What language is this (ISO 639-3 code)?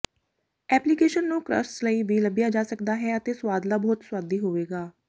pan